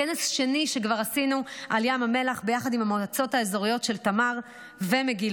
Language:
Hebrew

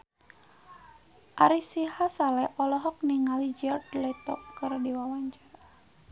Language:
Sundanese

